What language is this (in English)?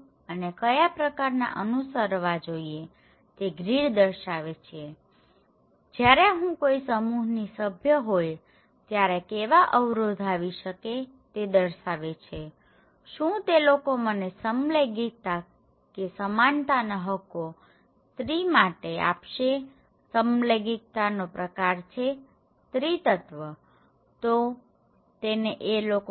Gujarati